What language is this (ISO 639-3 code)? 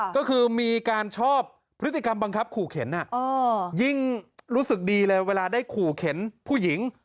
tha